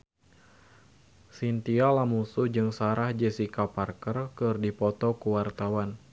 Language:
Sundanese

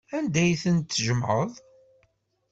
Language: Kabyle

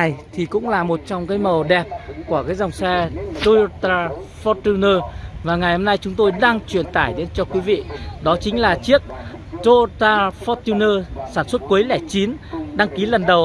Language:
Vietnamese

